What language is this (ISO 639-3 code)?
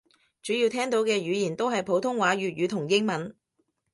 yue